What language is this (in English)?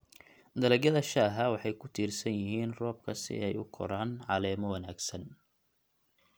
Somali